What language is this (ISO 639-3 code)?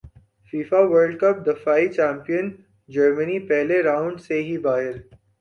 urd